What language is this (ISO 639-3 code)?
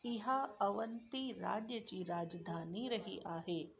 snd